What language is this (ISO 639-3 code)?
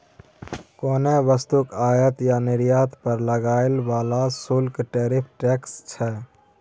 mai